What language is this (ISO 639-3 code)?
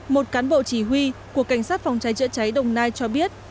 vie